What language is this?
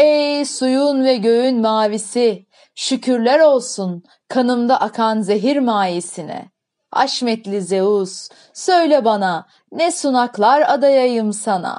Turkish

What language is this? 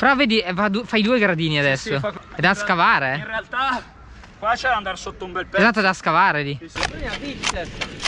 Italian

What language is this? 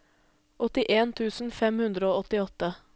Norwegian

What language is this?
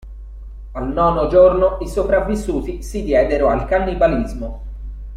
Italian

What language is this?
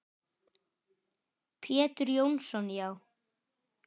Icelandic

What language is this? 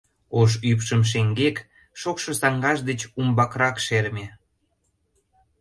Mari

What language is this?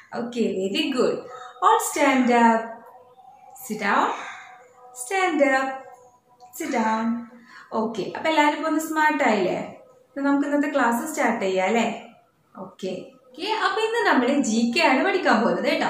Hindi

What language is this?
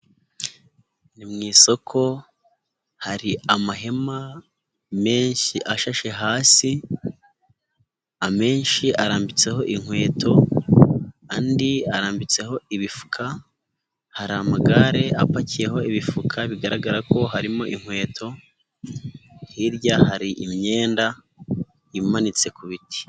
Kinyarwanda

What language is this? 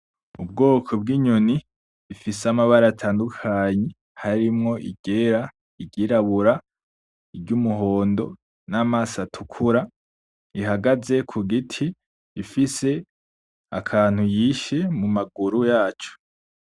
Rundi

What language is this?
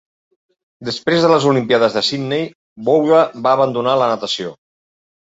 Catalan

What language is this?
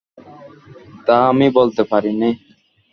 Bangla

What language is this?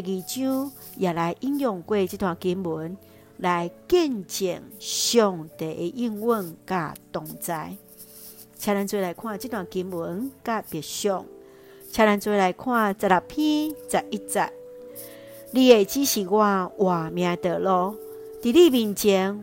Chinese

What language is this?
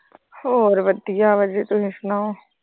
Punjabi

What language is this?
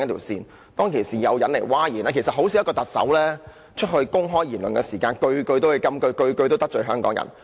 Cantonese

